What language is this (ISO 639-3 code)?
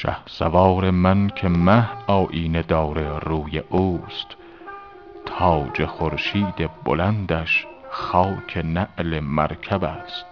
fas